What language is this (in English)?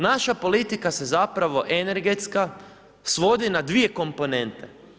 Croatian